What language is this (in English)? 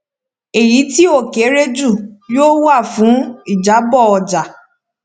Yoruba